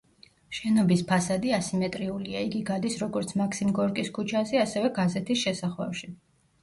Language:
Georgian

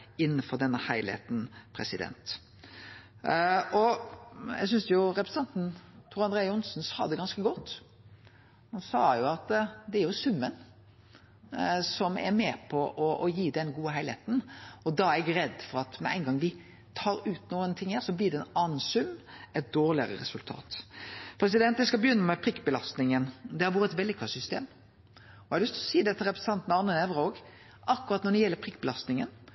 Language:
Norwegian Nynorsk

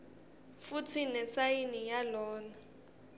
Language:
Swati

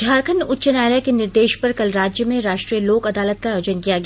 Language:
Hindi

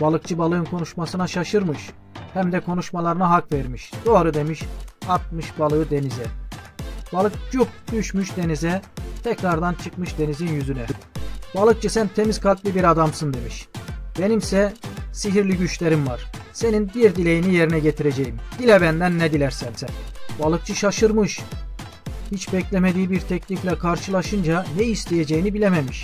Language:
Turkish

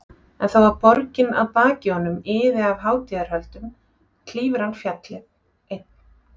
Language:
Icelandic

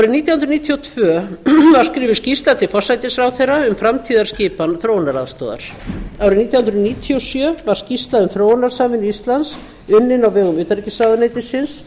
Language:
Icelandic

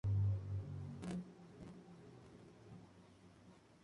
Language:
Spanish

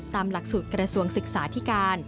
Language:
Thai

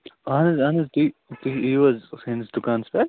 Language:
Kashmiri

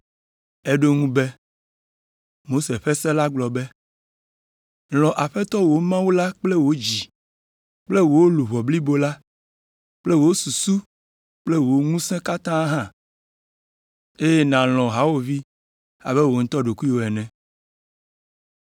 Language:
Ewe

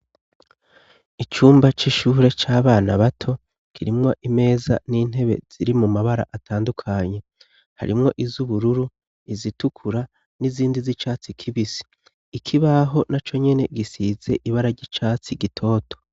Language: Rundi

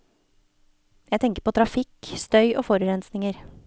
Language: Norwegian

